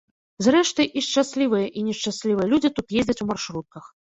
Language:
Belarusian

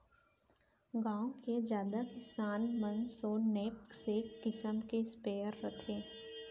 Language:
Chhattisgarhi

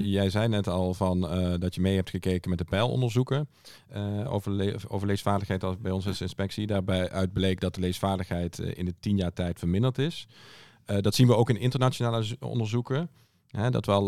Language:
Dutch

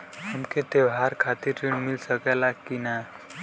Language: Bhojpuri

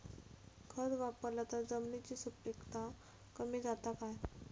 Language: Marathi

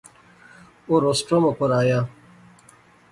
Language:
Pahari-Potwari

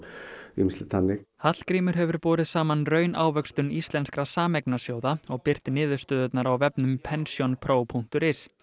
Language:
Icelandic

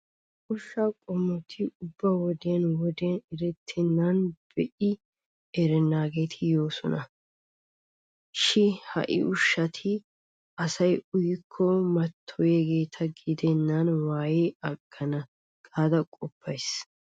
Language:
Wolaytta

